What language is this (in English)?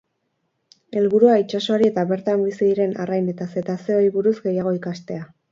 Basque